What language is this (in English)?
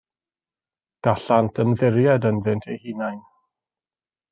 Welsh